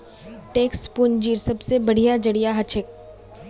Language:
Magahi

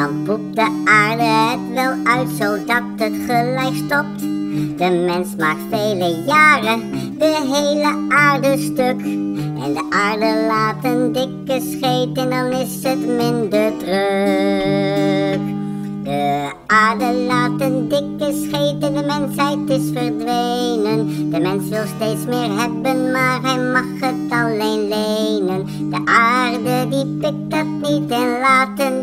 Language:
Vietnamese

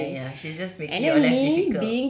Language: English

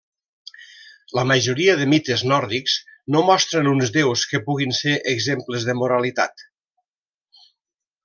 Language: Catalan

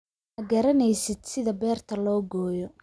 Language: Somali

